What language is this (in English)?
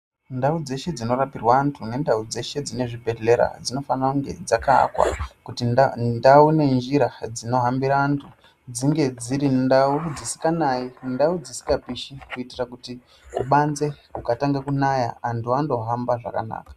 Ndau